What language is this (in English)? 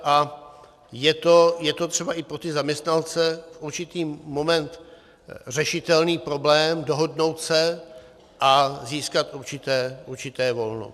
Czech